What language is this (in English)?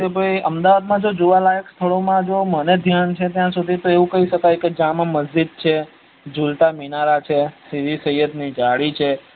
Gujarati